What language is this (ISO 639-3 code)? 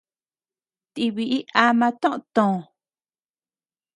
cux